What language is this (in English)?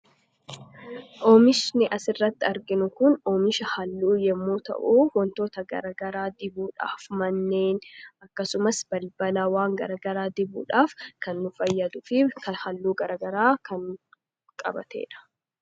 Oromo